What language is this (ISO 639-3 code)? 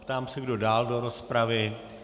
ces